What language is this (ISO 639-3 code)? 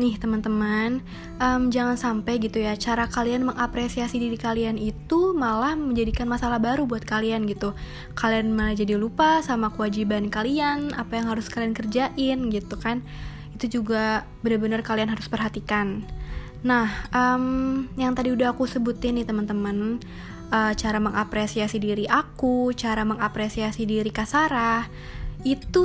ind